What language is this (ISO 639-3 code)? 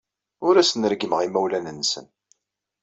kab